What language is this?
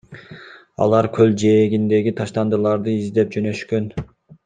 Kyrgyz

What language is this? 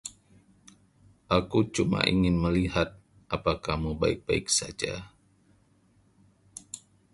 Indonesian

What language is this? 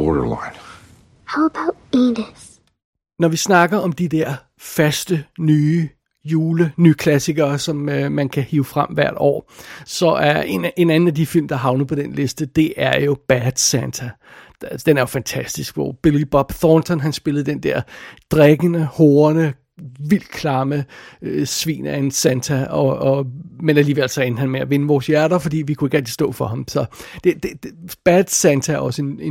Danish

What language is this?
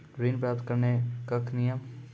Maithili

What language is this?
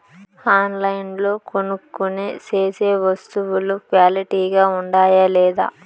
Telugu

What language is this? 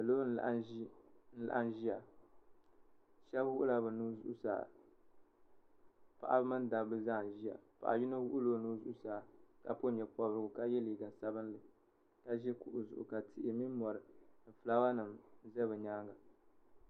Dagbani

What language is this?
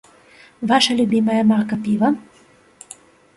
Belarusian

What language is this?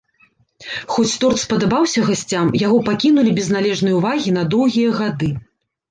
Belarusian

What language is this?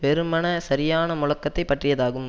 Tamil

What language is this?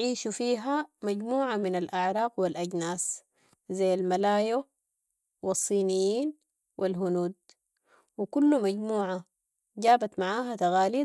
Sudanese Arabic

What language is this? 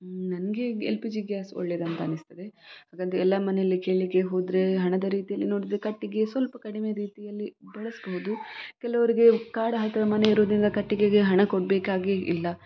Kannada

